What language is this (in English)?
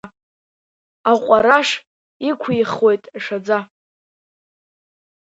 Abkhazian